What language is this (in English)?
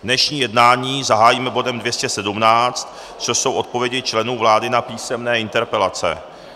Czech